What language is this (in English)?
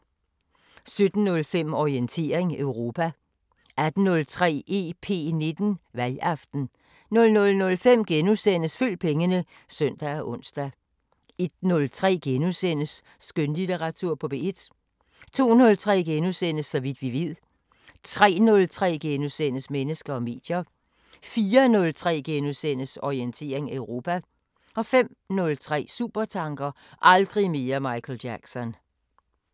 Danish